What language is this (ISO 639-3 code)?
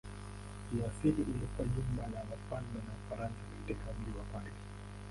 swa